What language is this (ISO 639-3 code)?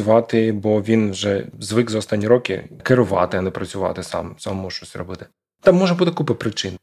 ukr